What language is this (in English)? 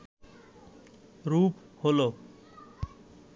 Bangla